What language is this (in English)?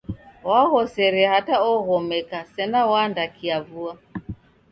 Taita